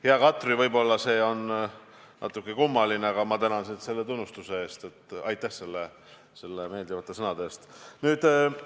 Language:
Estonian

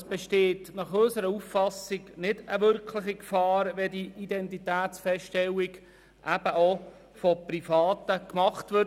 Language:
Swiss German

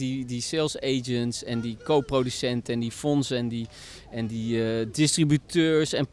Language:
Dutch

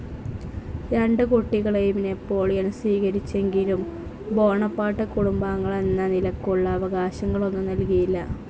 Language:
Malayalam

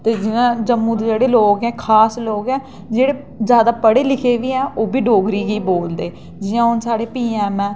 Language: Dogri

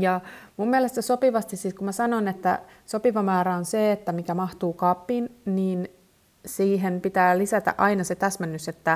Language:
Finnish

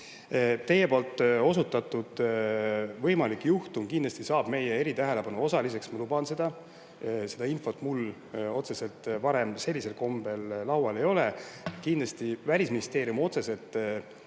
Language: Estonian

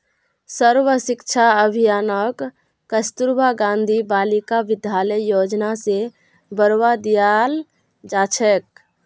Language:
Magahi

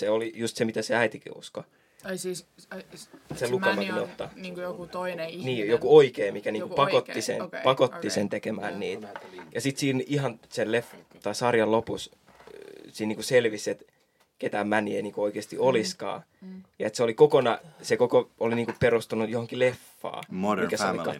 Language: Finnish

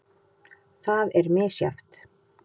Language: Icelandic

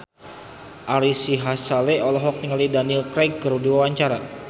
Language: Sundanese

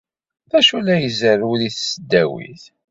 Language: Kabyle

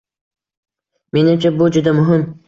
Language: Uzbek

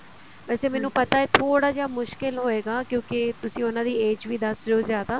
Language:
Punjabi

